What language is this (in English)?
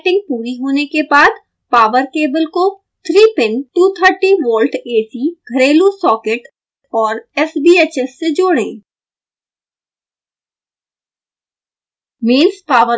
Hindi